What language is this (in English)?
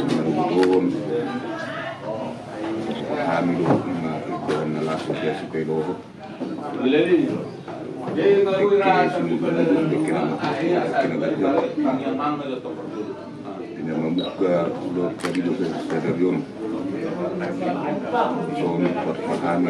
Indonesian